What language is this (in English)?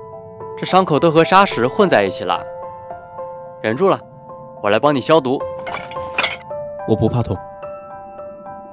Chinese